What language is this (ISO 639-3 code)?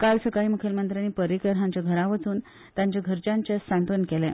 kok